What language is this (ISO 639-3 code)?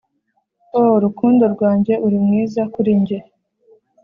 kin